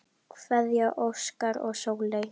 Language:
Icelandic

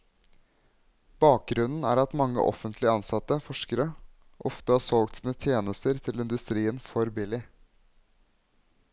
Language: Norwegian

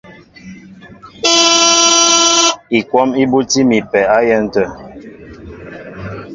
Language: Mbo (Cameroon)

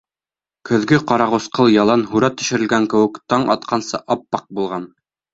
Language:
Bashkir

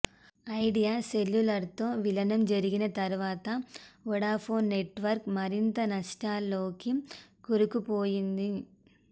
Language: Telugu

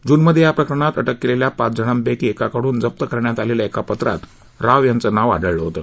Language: Marathi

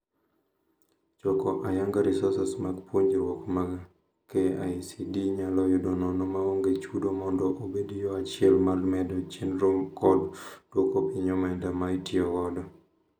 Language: Luo (Kenya and Tanzania)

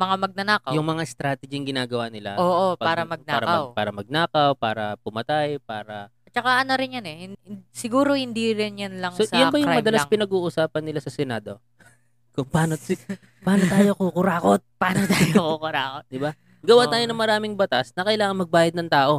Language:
Filipino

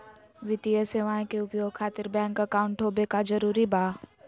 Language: Magahi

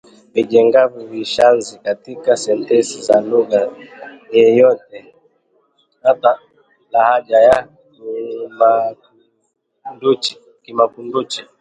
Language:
Swahili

